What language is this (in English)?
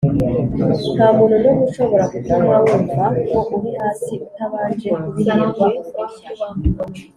Kinyarwanda